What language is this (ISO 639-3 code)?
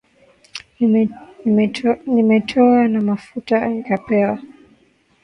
swa